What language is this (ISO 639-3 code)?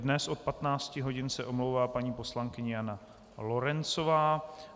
ces